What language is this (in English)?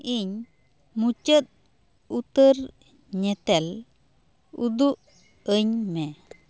Santali